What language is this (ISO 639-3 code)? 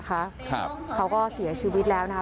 tha